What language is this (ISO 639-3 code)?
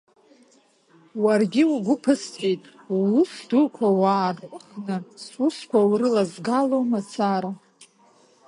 abk